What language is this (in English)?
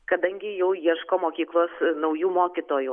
Lithuanian